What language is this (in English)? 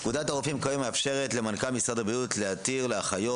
Hebrew